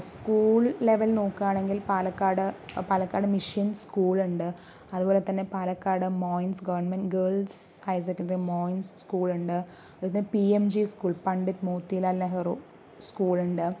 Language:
Malayalam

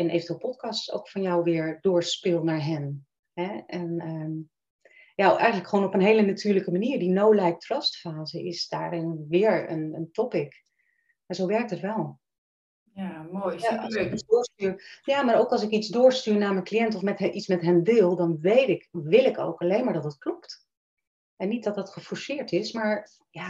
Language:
Dutch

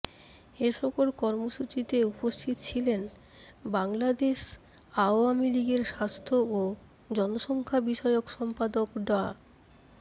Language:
Bangla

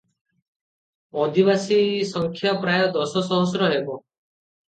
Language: Odia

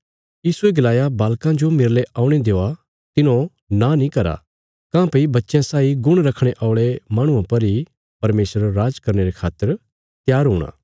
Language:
Bilaspuri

